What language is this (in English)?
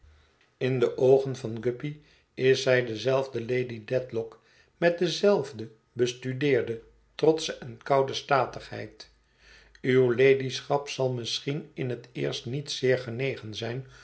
Dutch